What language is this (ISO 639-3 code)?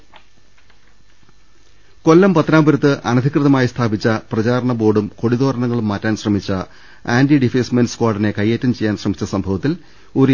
mal